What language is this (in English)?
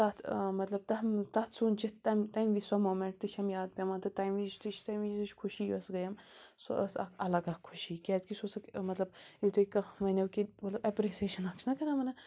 Kashmiri